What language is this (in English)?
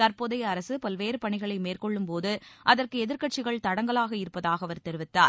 Tamil